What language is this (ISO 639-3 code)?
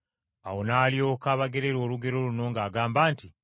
lug